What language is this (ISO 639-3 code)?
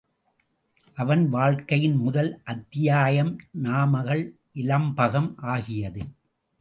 tam